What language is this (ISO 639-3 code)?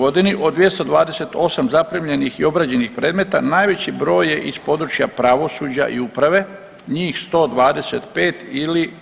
hrv